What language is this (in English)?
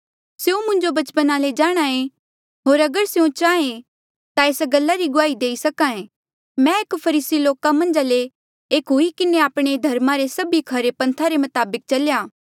Mandeali